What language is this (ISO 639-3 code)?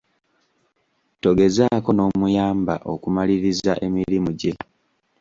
lug